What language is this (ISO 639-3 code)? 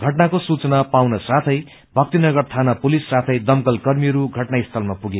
nep